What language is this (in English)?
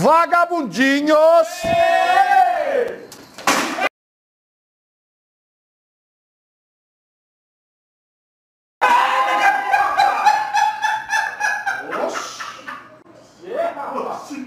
Portuguese